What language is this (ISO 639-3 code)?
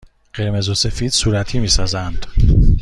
fas